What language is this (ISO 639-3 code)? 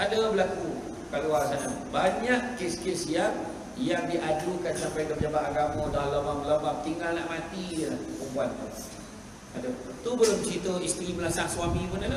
msa